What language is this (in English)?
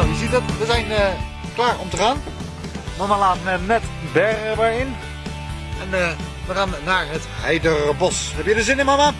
Dutch